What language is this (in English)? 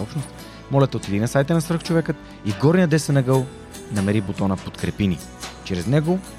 Bulgarian